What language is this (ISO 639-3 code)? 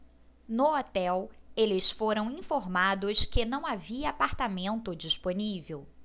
por